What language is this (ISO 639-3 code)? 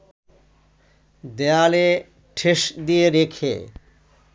ben